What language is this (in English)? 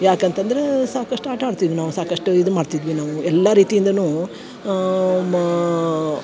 Kannada